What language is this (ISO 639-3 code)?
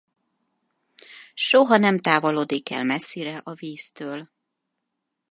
hun